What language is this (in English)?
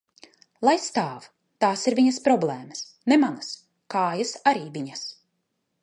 Latvian